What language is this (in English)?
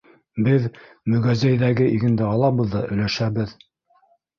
Bashkir